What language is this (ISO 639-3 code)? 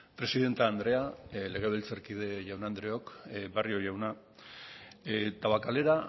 eus